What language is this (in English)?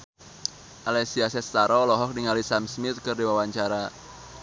Sundanese